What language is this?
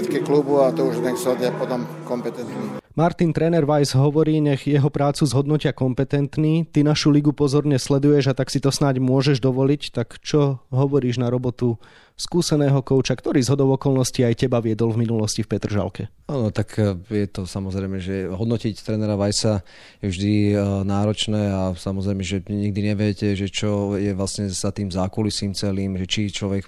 Slovak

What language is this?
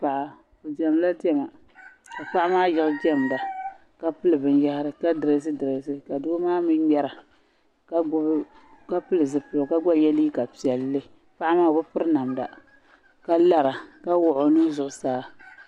Dagbani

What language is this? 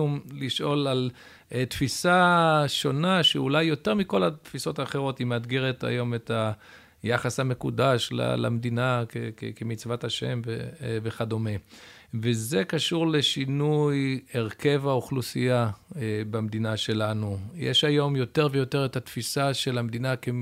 Hebrew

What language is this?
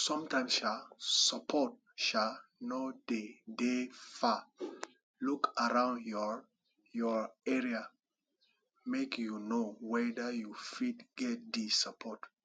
Nigerian Pidgin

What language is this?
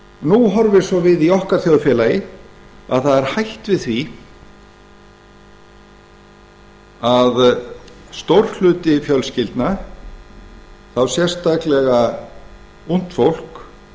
Icelandic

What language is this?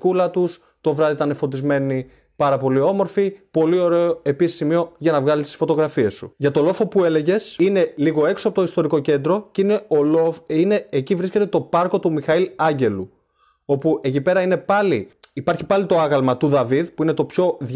Greek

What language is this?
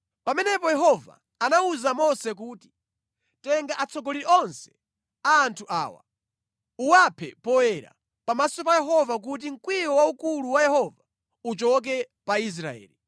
Nyanja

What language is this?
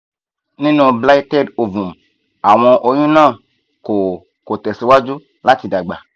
Yoruba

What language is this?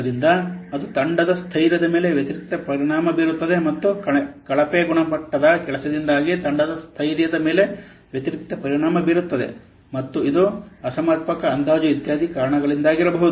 Kannada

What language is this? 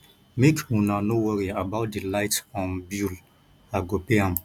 Nigerian Pidgin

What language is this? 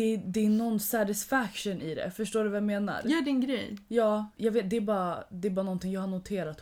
Swedish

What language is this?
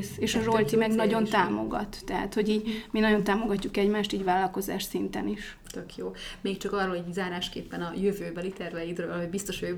Hungarian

